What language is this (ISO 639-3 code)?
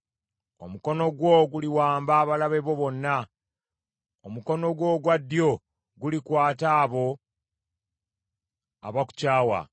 lug